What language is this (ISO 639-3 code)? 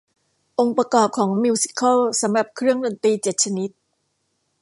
tha